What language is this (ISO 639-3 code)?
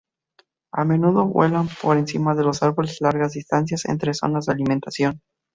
spa